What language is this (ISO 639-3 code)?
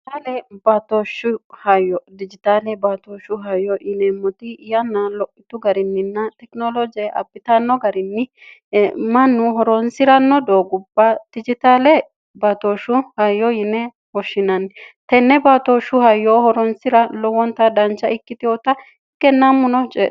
sid